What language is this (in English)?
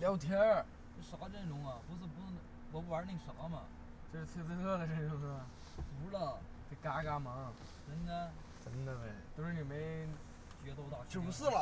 Chinese